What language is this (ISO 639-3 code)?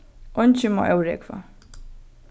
fao